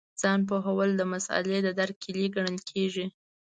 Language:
Pashto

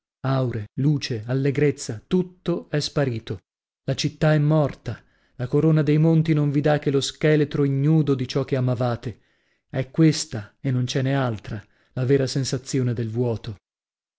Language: Italian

